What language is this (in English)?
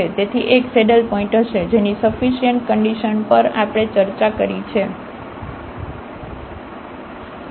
Gujarati